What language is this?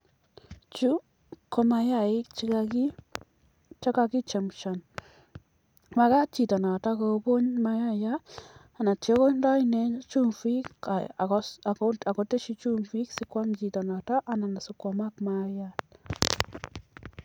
Kalenjin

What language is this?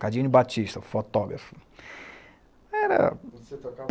Portuguese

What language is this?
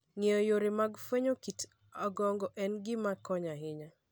Luo (Kenya and Tanzania)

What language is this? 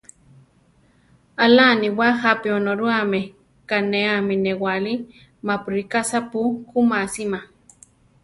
Central Tarahumara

